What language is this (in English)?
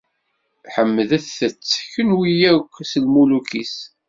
Kabyle